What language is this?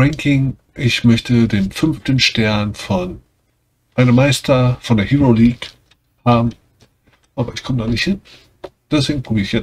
German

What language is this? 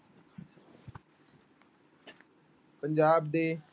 Punjabi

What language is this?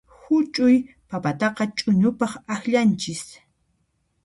Puno Quechua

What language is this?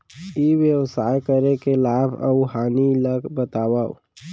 Chhattisgarhi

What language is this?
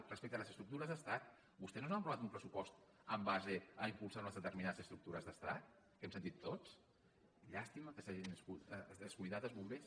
Catalan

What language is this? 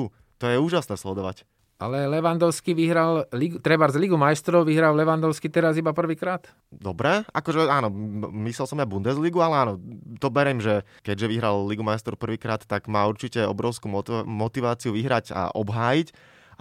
Slovak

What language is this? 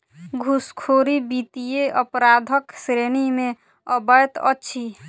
Maithili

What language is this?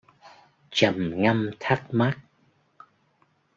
Vietnamese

